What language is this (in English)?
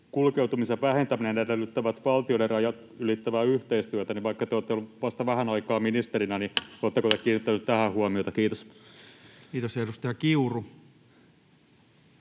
Finnish